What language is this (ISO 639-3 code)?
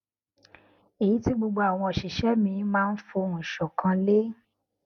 yor